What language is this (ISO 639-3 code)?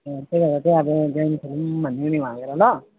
nep